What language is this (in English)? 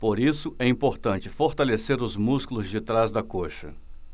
Portuguese